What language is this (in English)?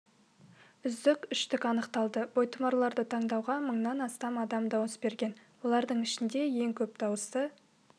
Kazakh